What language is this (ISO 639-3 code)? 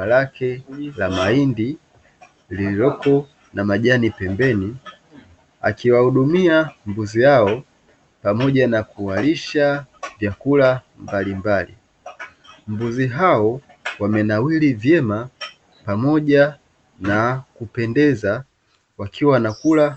swa